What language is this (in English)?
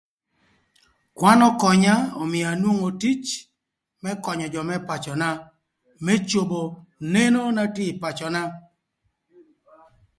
Thur